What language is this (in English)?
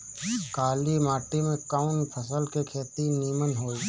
Bhojpuri